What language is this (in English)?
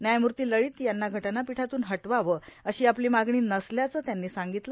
Marathi